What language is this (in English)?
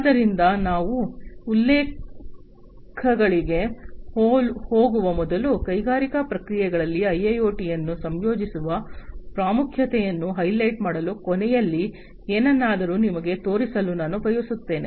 Kannada